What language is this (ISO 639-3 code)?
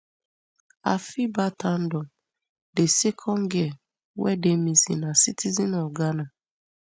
pcm